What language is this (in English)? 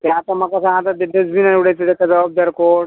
Konkani